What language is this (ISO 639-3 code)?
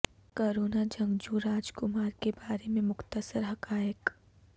urd